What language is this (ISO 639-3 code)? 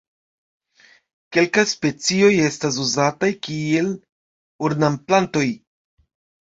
epo